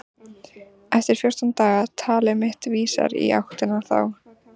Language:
Icelandic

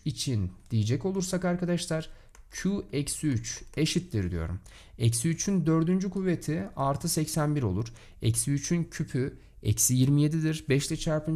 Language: Turkish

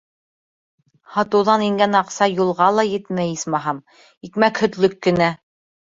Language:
Bashkir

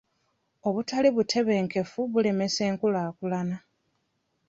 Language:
Ganda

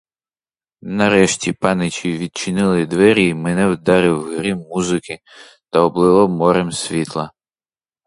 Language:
Ukrainian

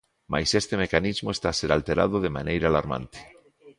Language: Galician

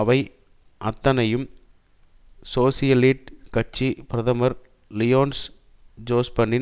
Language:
Tamil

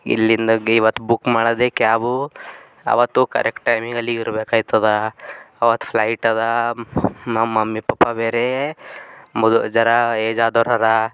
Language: Kannada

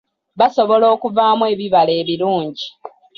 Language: Ganda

